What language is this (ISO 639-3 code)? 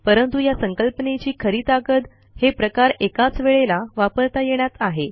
mar